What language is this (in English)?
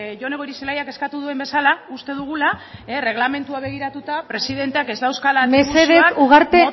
Basque